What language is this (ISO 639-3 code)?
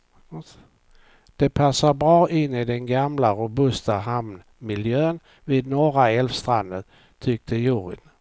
swe